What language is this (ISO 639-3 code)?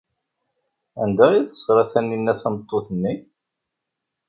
kab